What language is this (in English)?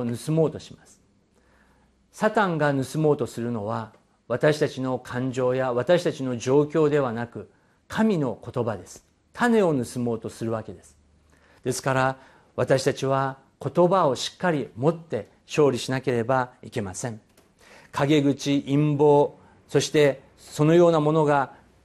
Japanese